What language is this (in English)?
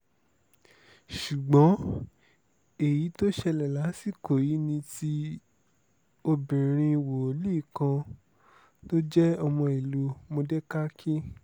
Yoruba